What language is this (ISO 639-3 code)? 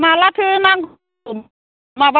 brx